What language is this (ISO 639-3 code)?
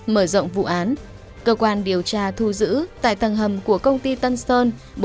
vie